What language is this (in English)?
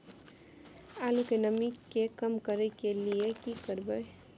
Maithili